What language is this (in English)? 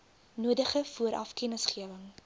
Afrikaans